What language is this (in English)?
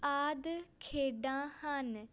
Punjabi